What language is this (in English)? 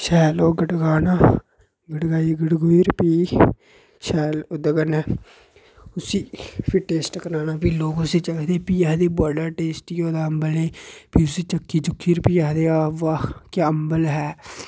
Dogri